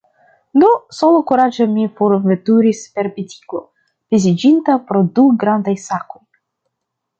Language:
Esperanto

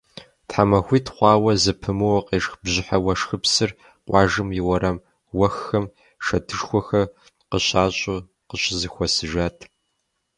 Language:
Kabardian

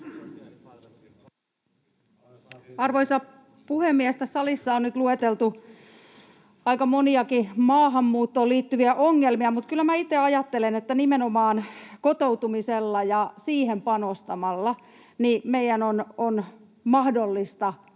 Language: Finnish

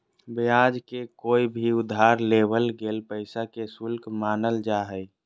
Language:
Magahi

